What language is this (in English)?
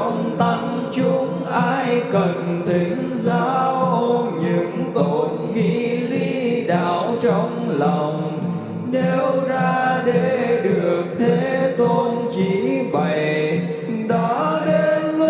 Vietnamese